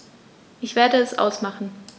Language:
German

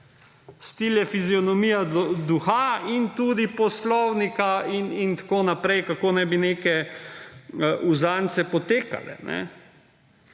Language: Slovenian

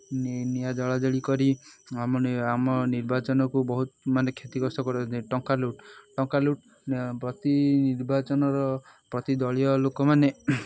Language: Odia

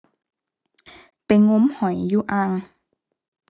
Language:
Thai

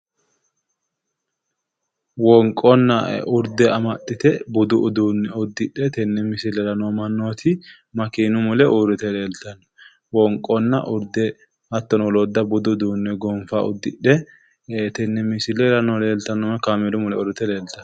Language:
Sidamo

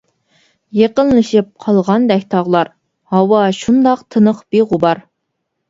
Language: Uyghur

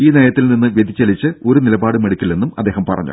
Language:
Malayalam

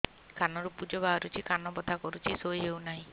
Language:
Odia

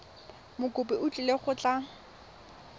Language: Tswana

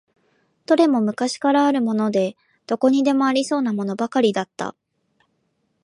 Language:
Japanese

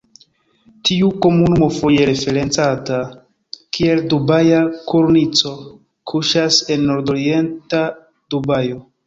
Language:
Esperanto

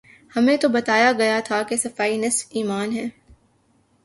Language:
Urdu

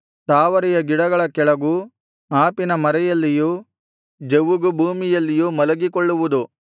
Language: Kannada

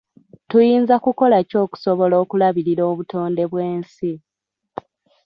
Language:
Ganda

